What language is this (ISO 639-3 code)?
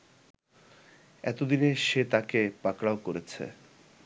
ben